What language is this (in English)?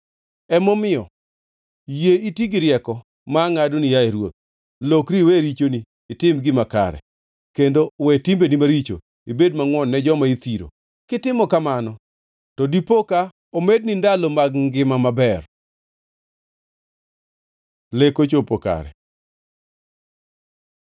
Luo (Kenya and Tanzania)